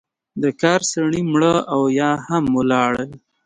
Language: Pashto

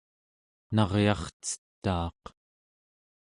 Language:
Central Yupik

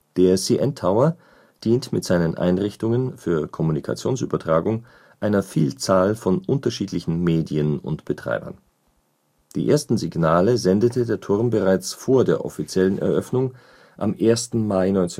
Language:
German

